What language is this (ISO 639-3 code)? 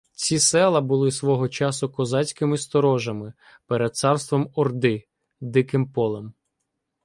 ukr